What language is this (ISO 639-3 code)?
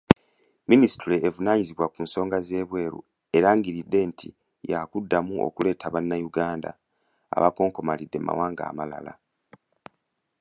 lug